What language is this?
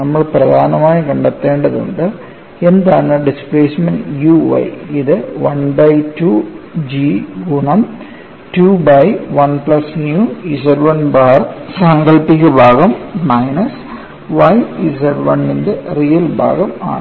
Malayalam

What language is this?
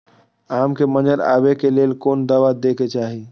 Maithili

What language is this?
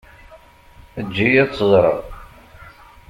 Kabyle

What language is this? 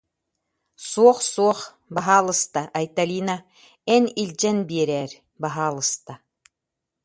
Yakut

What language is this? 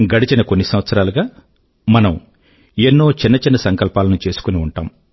Telugu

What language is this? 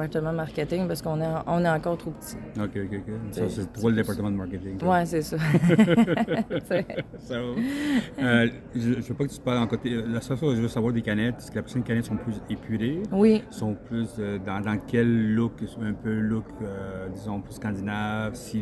French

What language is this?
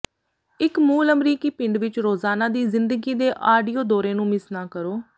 Punjabi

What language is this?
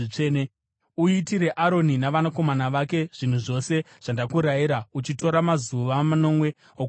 Shona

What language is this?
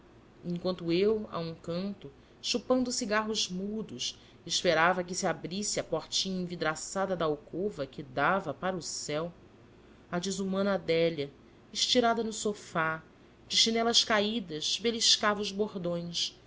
Portuguese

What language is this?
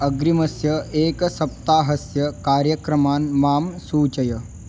Sanskrit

